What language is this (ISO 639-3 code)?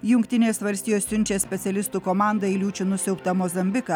lit